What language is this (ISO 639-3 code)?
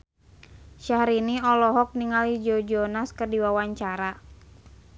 sun